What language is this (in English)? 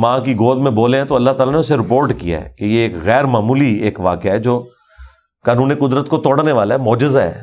Urdu